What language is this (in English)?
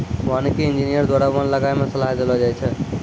Maithili